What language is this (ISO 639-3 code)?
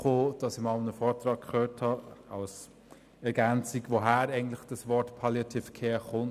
gsw